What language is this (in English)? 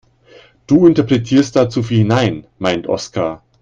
German